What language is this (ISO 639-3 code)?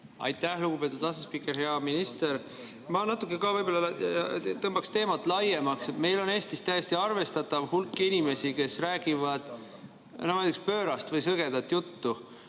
est